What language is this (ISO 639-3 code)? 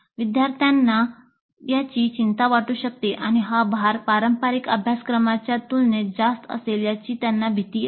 mar